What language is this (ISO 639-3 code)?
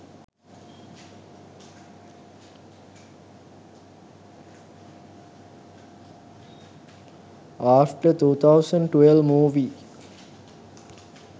sin